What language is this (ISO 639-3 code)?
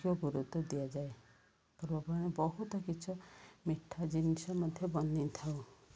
ori